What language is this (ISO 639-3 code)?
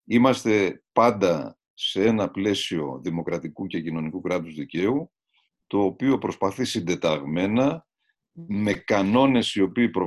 ell